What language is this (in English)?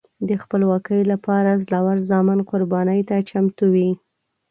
Pashto